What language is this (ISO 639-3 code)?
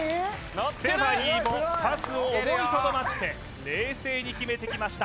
jpn